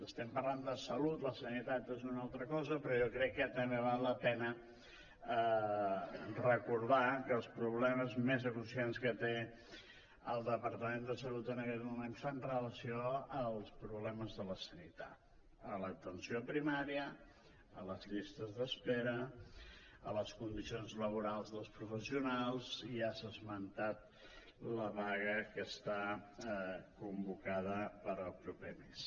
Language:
Catalan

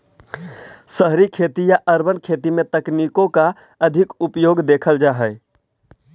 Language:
Magahi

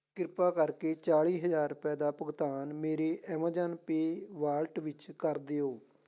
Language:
Punjabi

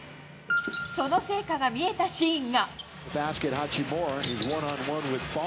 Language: Japanese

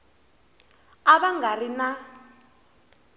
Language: Tsonga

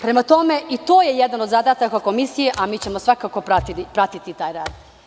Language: Serbian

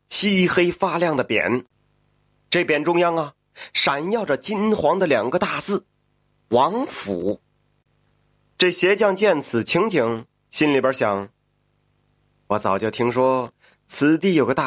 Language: Chinese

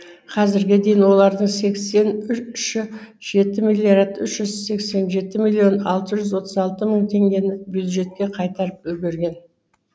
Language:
Kazakh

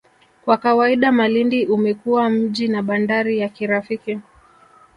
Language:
Swahili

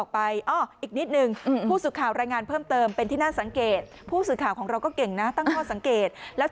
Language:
Thai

